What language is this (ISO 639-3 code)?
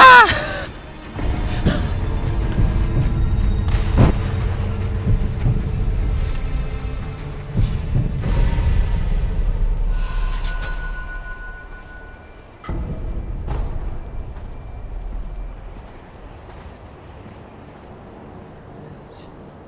kor